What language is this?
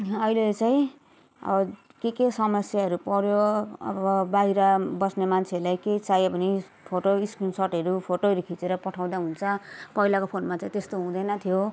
Nepali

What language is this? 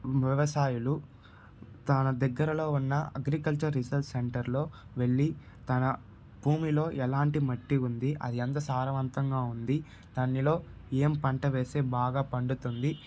Telugu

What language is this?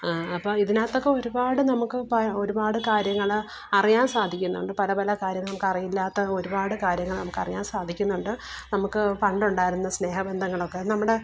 Malayalam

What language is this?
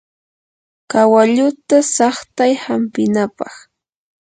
Yanahuanca Pasco Quechua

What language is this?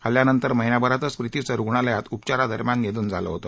Marathi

